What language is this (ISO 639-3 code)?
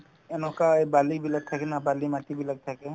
asm